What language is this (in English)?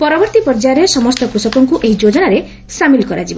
Odia